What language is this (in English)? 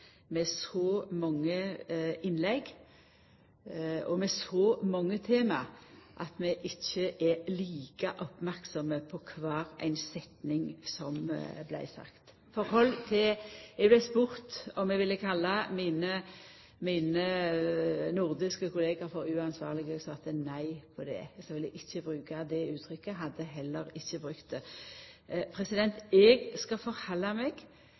Norwegian Nynorsk